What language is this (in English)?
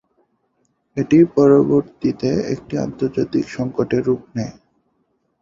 Bangla